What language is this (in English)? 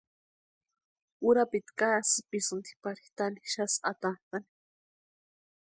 Western Highland Purepecha